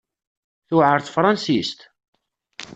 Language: Kabyle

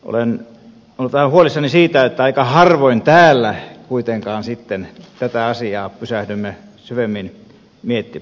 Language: Finnish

